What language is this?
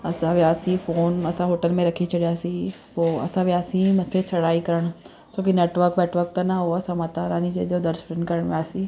Sindhi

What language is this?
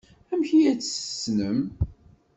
Kabyle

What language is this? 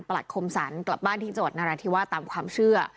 Thai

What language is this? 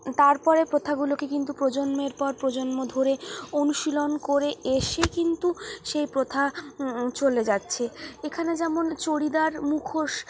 Bangla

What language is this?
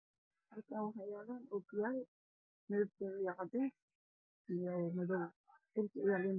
Somali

